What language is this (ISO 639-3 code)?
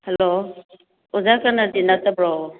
mni